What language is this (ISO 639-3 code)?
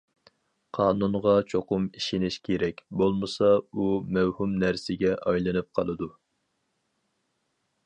uig